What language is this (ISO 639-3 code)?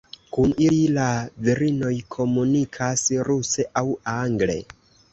epo